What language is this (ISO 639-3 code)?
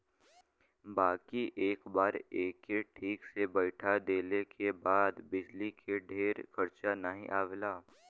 bho